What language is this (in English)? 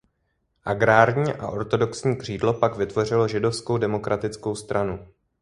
Czech